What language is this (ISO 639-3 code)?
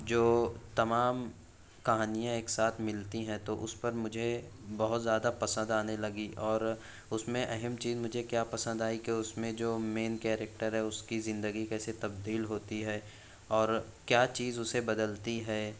urd